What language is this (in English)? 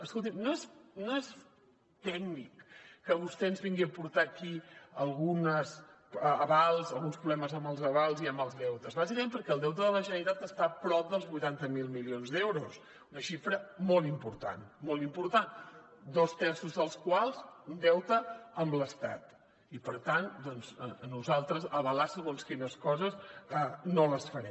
Catalan